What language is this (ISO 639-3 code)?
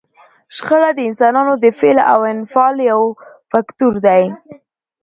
pus